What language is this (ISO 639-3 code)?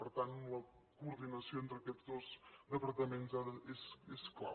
cat